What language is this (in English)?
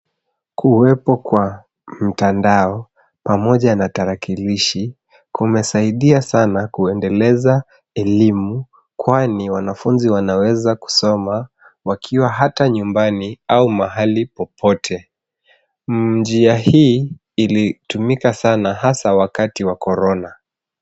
Swahili